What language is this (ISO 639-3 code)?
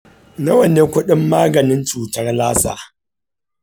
hau